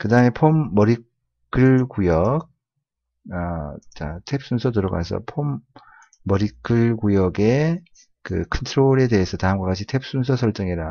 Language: Korean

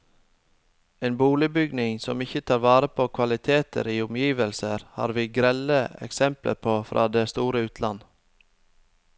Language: Norwegian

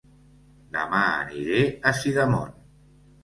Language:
Catalan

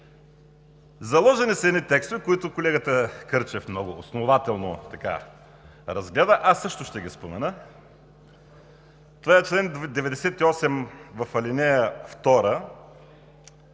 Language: Bulgarian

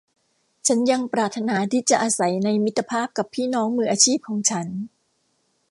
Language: Thai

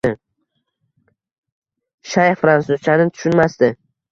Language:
Uzbek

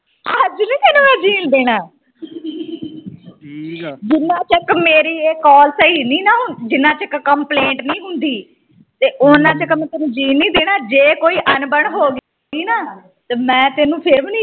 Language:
Punjabi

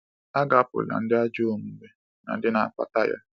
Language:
Igbo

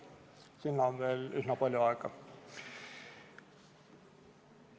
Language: Estonian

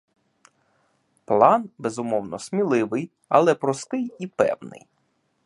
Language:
Ukrainian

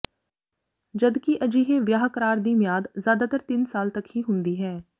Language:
Punjabi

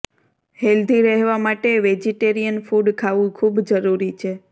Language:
Gujarati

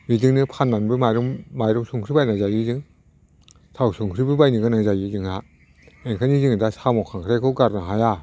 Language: Bodo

